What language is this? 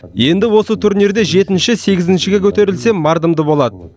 Kazakh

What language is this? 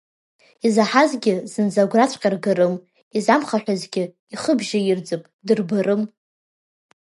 Abkhazian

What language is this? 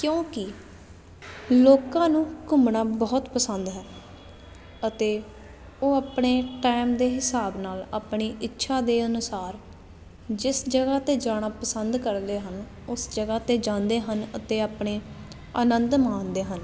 Punjabi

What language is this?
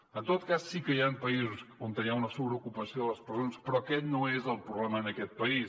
Catalan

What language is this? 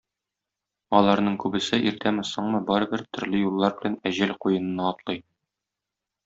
Tatar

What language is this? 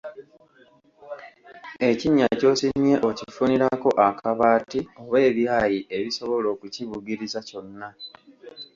Ganda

